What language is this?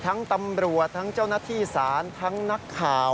Thai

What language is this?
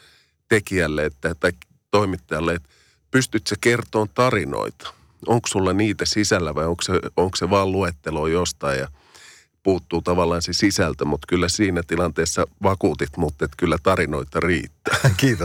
Finnish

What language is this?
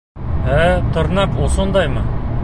Bashkir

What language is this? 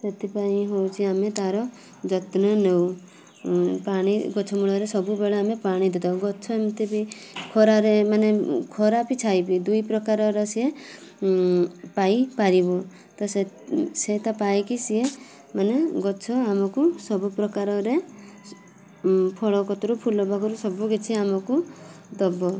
Odia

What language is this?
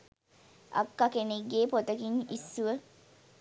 Sinhala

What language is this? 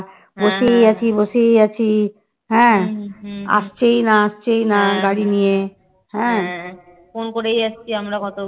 Bangla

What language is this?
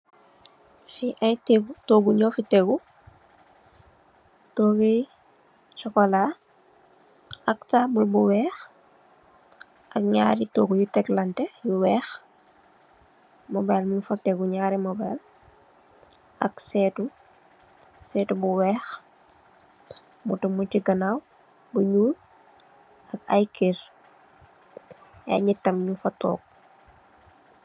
Wolof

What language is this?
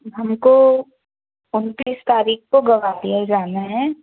Hindi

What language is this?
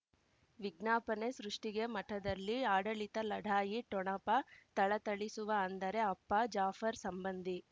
Kannada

